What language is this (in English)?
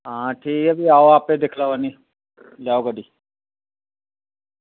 Dogri